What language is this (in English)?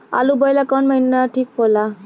Bhojpuri